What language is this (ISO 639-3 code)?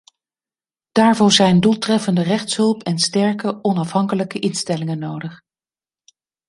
nld